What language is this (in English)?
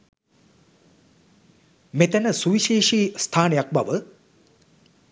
Sinhala